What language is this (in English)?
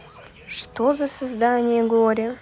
Russian